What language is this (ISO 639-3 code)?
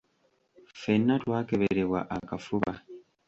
lug